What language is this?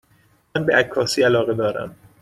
Persian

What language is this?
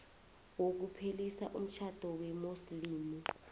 South Ndebele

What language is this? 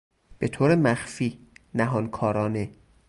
Persian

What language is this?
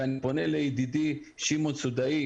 Hebrew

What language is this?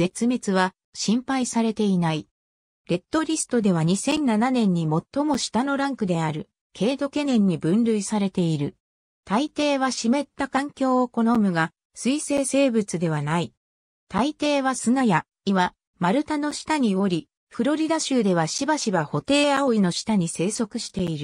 Japanese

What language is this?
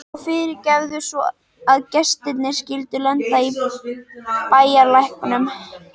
Icelandic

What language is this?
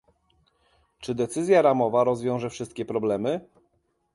Polish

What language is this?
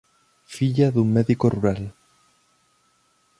Galician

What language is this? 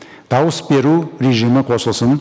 Kazakh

